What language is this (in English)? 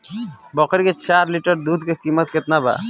Bhojpuri